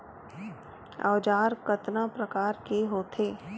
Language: Chhattisgarhi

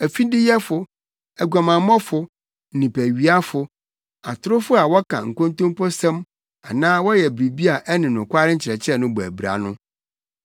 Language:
Akan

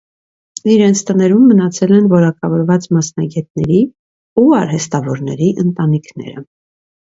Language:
Armenian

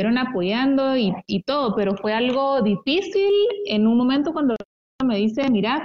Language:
Spanish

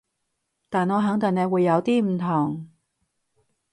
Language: Cantonese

